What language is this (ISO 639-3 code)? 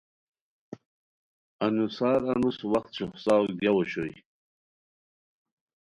khw